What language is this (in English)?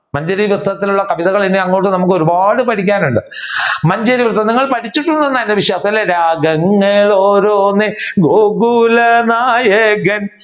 Malayalam